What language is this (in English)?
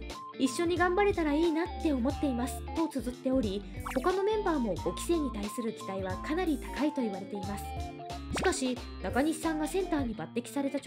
Japanese